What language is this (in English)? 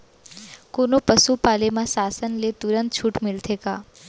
Chhattisgarhi